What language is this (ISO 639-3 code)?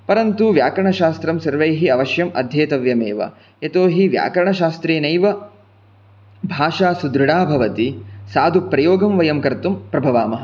san